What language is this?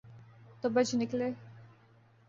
Urdu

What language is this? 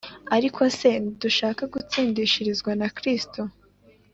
Kinyarwanda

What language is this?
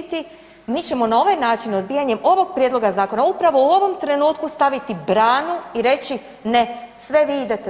Croatian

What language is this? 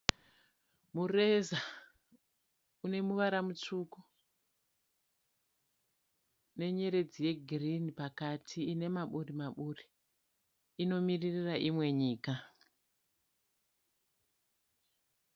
Shona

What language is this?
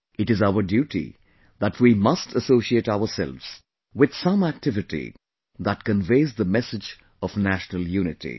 English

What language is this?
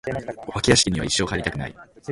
Japanese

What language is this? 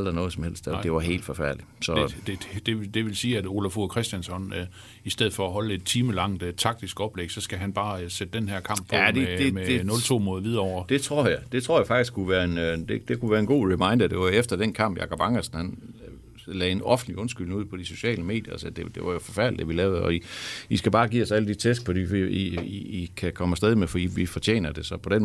Danish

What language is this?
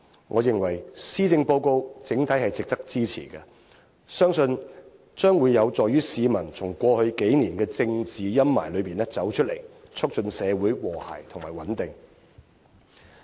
Cantonese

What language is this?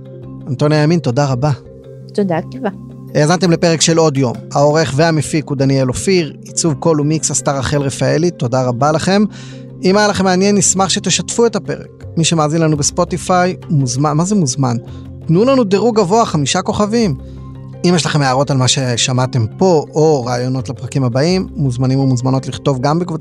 Hebrew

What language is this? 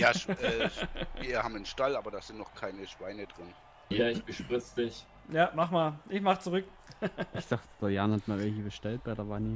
German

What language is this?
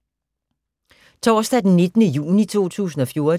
Danish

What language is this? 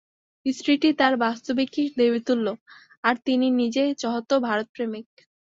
Bangla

